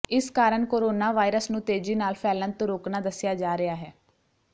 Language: Punjabi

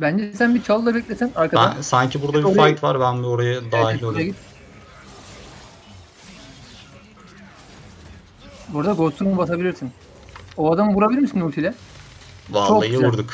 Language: Turkish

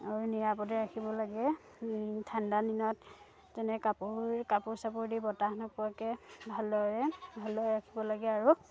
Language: Assamese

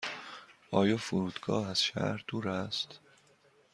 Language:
Persian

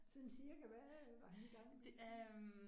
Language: Danish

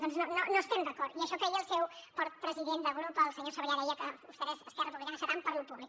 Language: Catalan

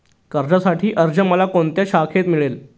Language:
Marathi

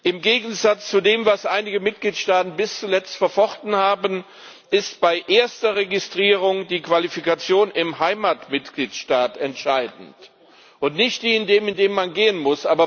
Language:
German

